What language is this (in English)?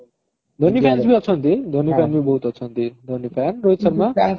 Odia